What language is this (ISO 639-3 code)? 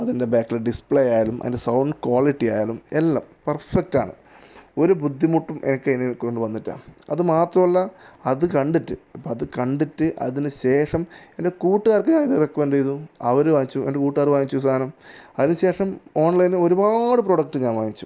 mal